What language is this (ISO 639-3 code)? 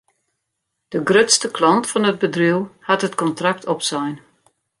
fry